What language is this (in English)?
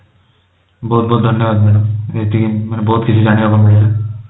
Odia